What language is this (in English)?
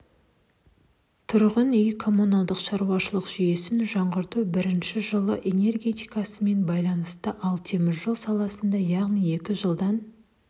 Kazakh